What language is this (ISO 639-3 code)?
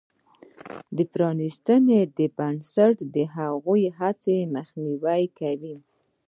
pus